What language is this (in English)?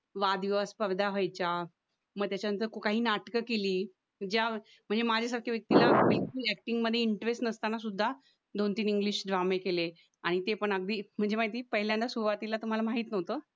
Marathi